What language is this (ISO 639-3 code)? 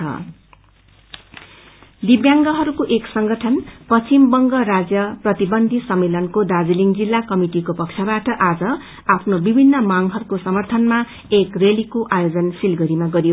nep